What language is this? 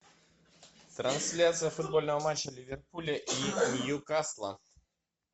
Russian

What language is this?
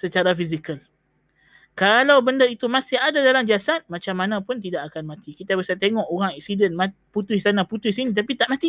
Malay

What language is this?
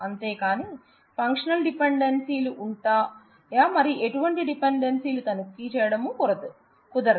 Telugu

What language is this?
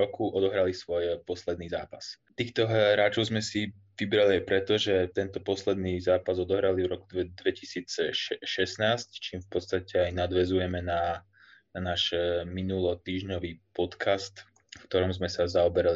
Slovak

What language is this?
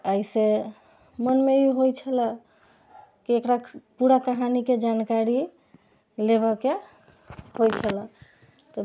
Maithili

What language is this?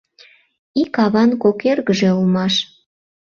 Mari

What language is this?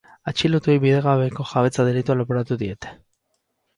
Basque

